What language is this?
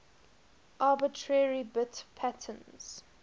English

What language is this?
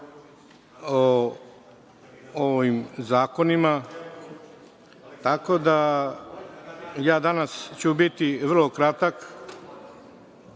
Serbian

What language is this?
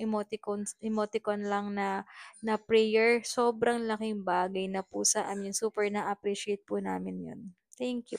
Filipino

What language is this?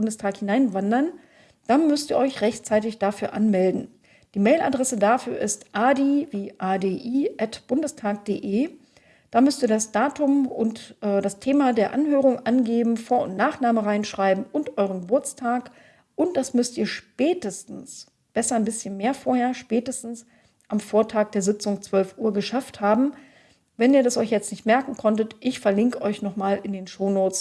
German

